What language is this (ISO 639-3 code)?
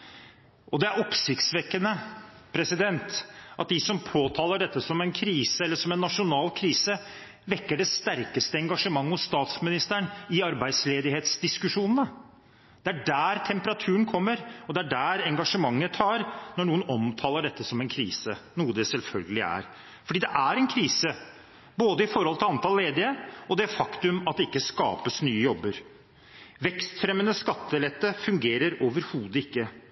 nob